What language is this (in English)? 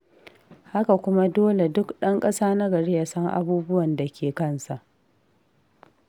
Hausa